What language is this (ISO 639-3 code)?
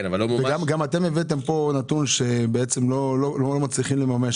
heb